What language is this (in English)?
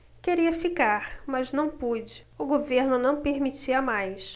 Portuguese